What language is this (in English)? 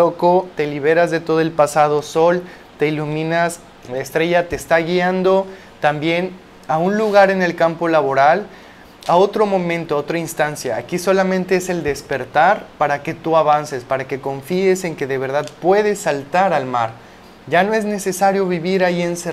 Spanish